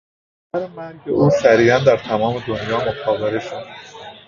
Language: Persian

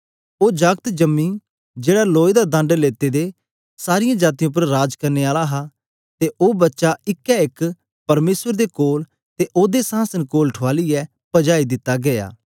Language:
Dogri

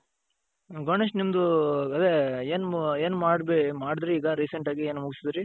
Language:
Kannada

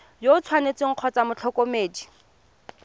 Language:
Tswana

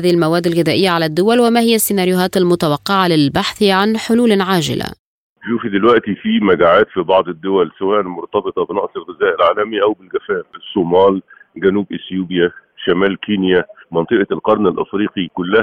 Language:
Arabic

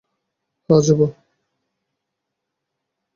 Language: Bangla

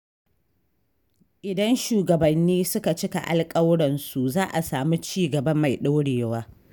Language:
Hausa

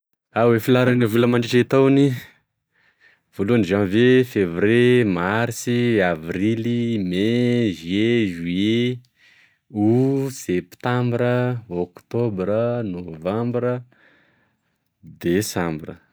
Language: Tesaka Malagasy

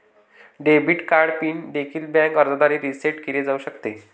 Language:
Marathi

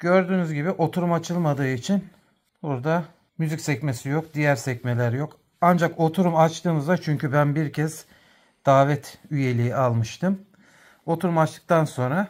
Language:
Turkish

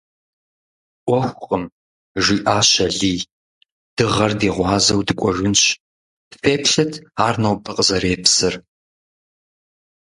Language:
Kabardian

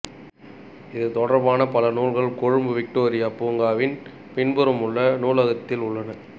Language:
Tamil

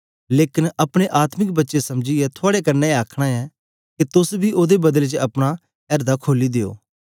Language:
Dogri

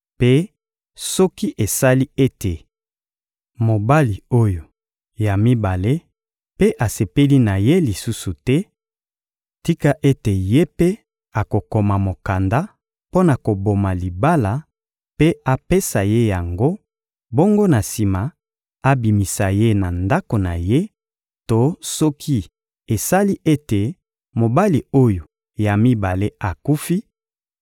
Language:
Lingala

